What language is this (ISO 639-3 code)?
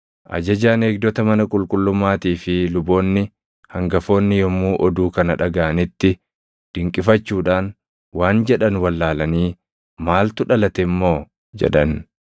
orm